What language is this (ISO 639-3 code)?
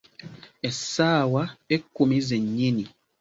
lug